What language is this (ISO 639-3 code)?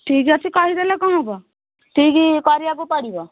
ori